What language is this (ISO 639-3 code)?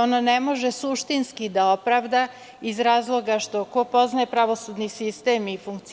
srp